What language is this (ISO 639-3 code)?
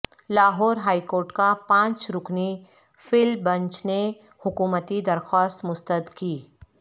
urd